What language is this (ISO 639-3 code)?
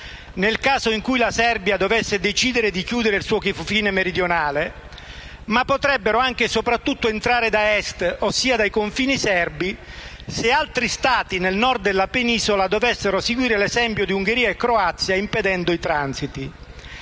ita